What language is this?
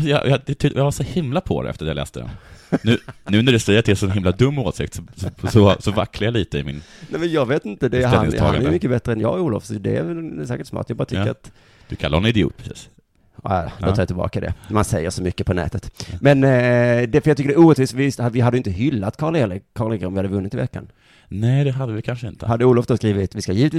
Swedish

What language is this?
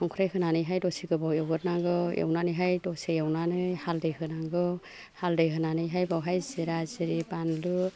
Bodo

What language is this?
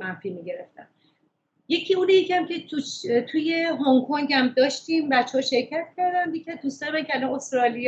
Persian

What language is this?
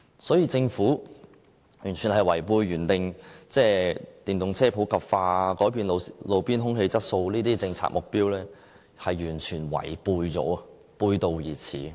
Cantonese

